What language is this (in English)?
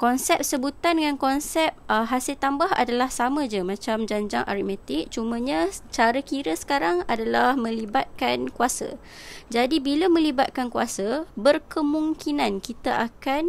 Malay